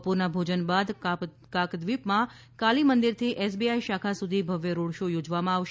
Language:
Gujarati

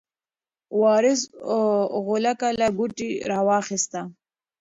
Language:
Pashto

